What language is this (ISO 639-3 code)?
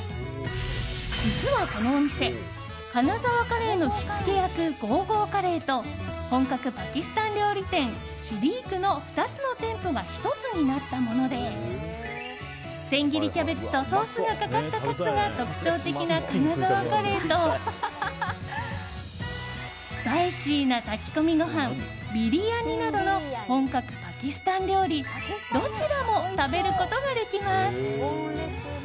jpn